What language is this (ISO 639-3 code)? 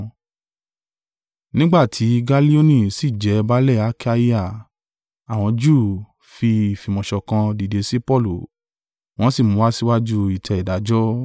yor